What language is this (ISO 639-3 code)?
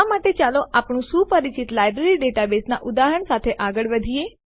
guj